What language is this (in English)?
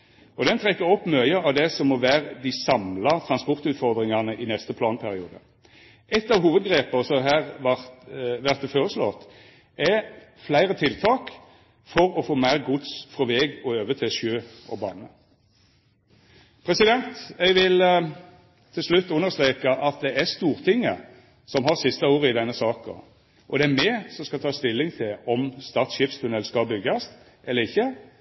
Norwegian Nynorsk